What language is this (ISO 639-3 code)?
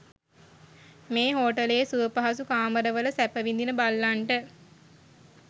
sin